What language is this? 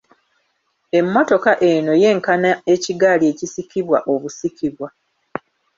Ganda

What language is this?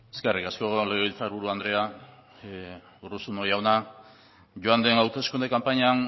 Basque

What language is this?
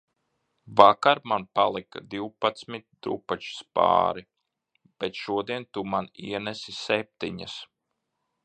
Latvian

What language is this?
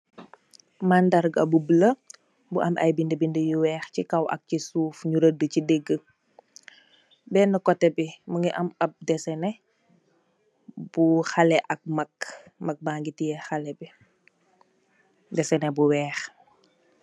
Wolof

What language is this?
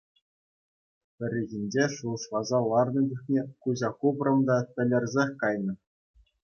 Chuvash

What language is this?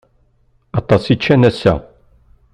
Kabyle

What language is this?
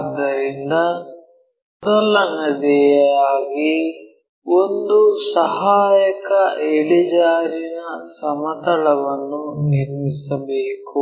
Kannada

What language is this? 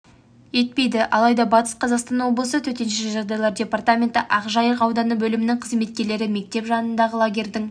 Kazakh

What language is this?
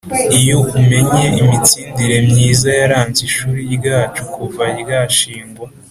Kinyarwanda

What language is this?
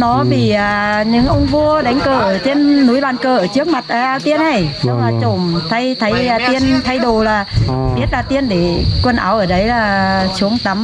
Vietnamese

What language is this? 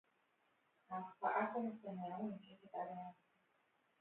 Hebrew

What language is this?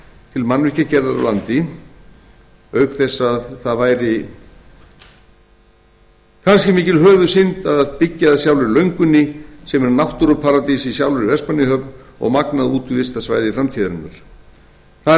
Icelandic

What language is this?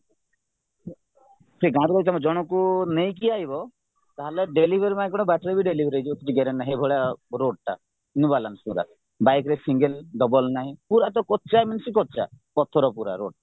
Odia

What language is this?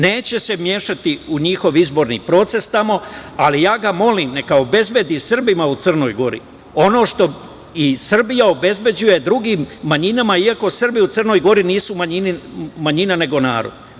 Serbian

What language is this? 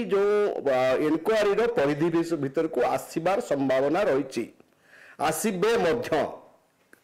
Hindi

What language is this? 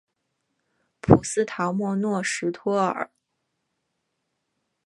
Chinese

